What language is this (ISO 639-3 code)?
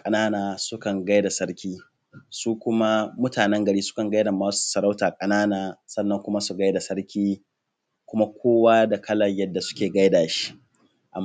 hau